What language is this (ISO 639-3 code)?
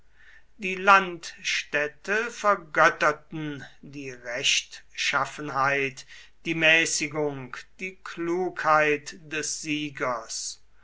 deu